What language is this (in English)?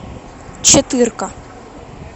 Russian